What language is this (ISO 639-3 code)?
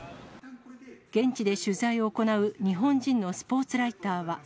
jpn